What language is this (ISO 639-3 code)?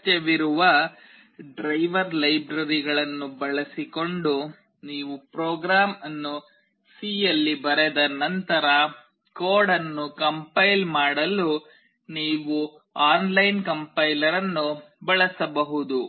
kan